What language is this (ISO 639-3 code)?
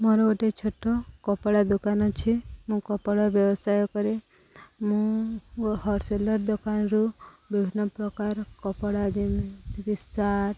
ori